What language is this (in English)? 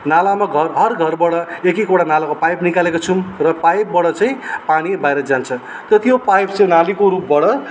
Nepali